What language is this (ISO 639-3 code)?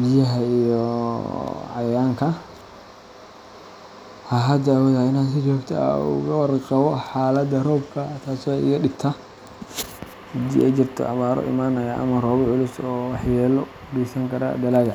som